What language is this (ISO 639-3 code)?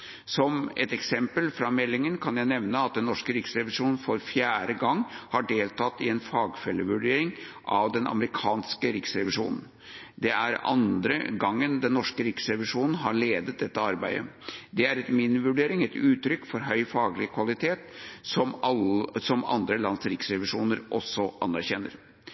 nob